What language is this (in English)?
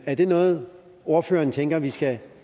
Danish